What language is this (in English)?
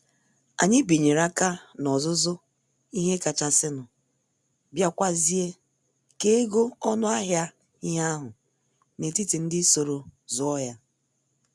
Igbo